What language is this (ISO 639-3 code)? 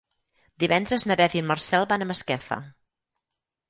cat